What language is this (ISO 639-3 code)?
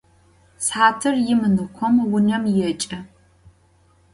ady